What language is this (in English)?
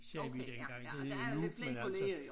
Danish